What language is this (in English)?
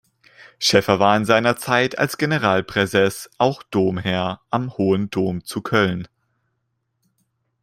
German